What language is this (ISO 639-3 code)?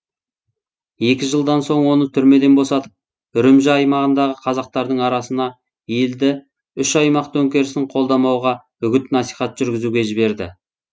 kaz